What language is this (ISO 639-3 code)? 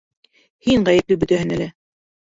bak